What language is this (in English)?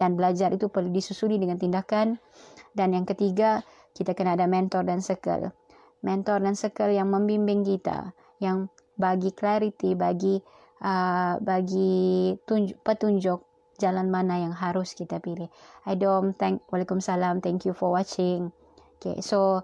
Malay